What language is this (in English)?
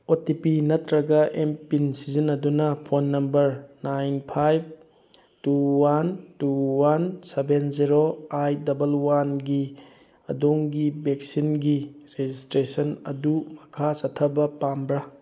Manipuri